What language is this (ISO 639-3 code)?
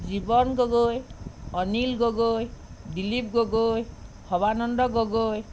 asm